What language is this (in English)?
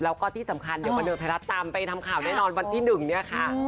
Thai